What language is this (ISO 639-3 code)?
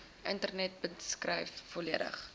afr